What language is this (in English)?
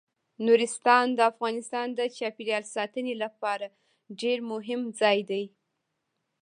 Pashto